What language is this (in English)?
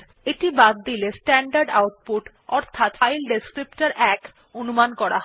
Bangla